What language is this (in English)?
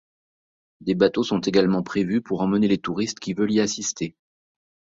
French